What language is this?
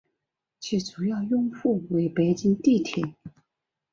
Chinese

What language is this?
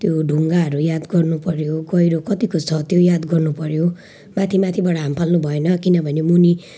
Nepali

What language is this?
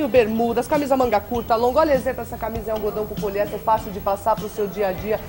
Portuguese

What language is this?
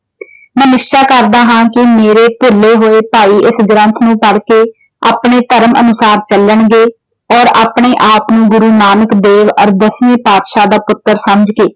Punjabi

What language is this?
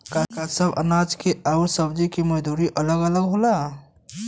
Bhojpuri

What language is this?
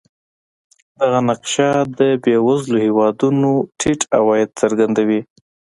Pashto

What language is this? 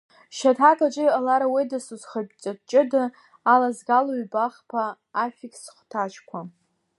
Abkhazian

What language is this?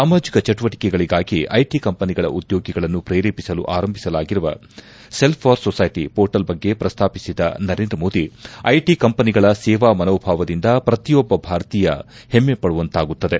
Kannada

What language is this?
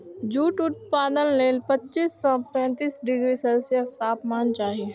Maithili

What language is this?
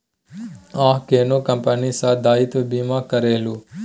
Maithili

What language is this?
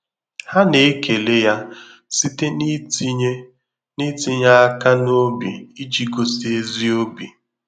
Igbo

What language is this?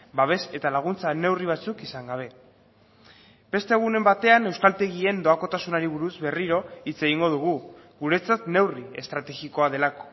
Basque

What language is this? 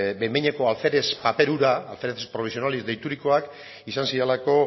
Basque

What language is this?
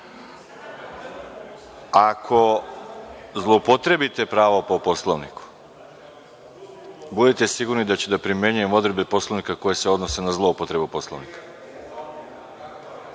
Serbian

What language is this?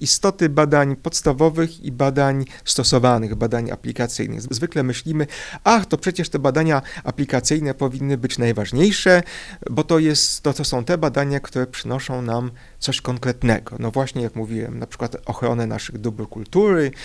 Polish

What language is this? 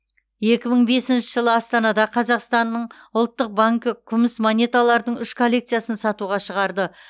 Kazakh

